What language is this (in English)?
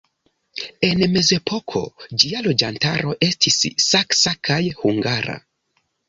Esperanto